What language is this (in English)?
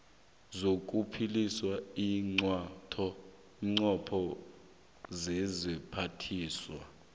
South Ndebele